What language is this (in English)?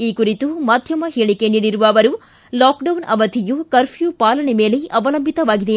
Kannada